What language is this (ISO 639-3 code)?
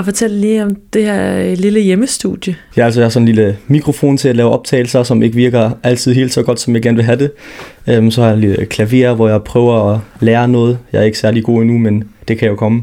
dan